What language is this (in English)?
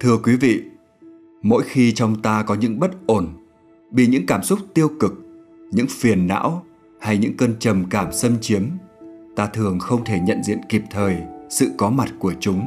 Vietnamese